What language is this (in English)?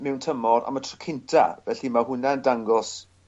Welsh